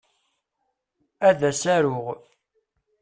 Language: Kabyle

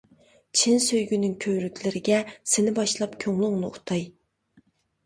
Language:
Uyghur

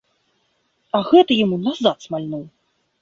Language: Belarusian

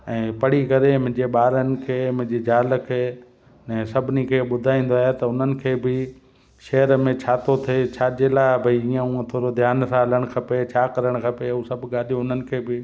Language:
Sindhi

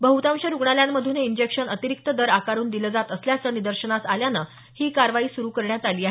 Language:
Marathi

